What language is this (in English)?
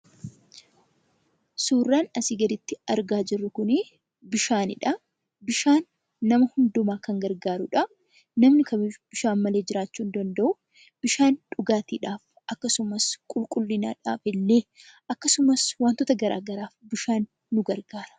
Oromo